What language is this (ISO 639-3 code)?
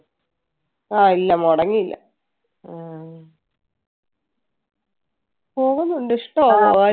mal